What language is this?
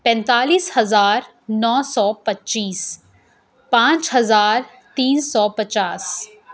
Urdu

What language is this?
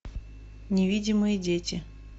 Russian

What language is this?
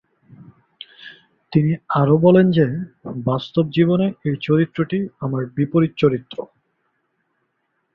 Bangla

